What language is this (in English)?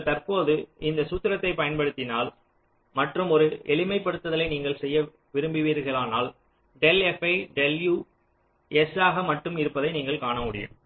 Tamil